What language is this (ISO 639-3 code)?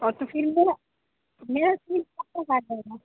urd